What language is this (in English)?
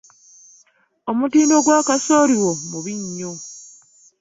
Ganda